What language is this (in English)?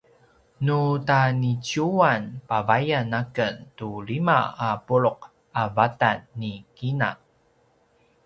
Paiwan